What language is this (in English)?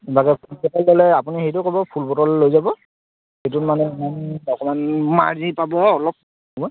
Assamese